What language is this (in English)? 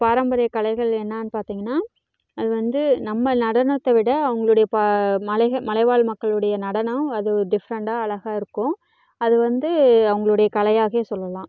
Tamil